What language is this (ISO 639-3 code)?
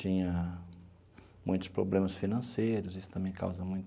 por